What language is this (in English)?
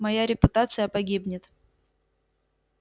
Russian